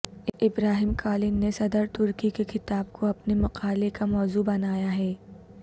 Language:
Urdu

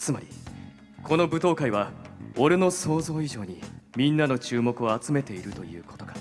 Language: Japanese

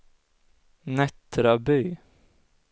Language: Swedish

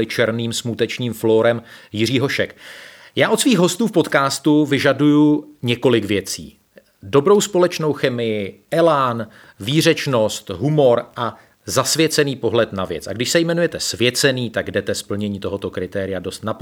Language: Czech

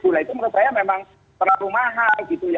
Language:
Indonesian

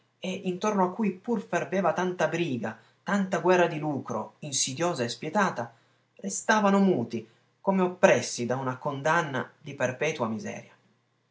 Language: Italian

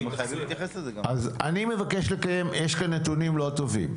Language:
Hebrew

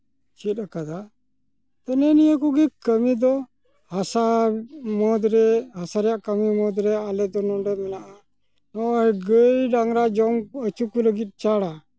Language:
Santali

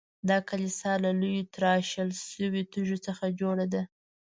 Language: Pashto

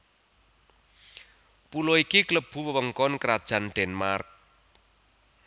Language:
Javanese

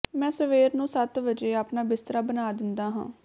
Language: Punjabi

